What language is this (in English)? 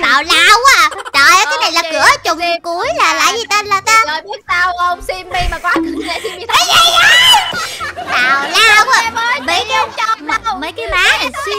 Vietnamese